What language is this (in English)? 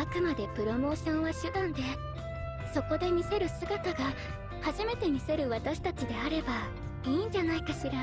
Japanese